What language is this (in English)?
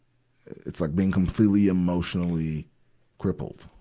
English